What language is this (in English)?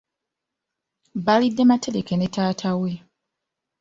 Ganda